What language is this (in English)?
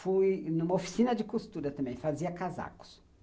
Portuguese